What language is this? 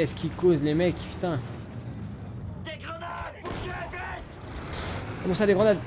French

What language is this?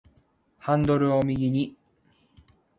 Japanese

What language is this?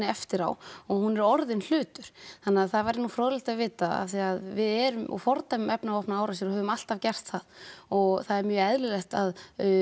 Icelandic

